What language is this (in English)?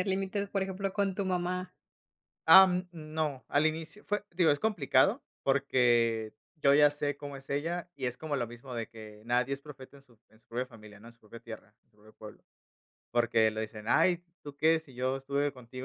Spanish